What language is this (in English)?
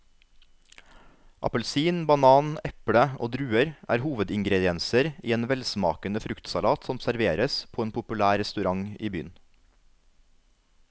Norwegian